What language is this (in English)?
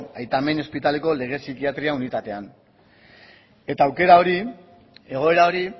Basque